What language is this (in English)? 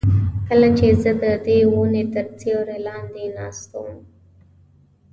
Pashto